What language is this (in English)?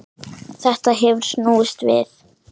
Icelandic